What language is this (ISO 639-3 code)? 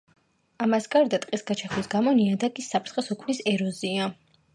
kat